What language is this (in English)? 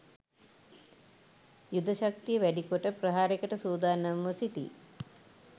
Sinhala